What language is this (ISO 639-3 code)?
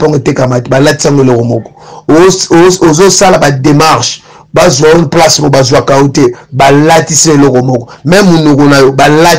fra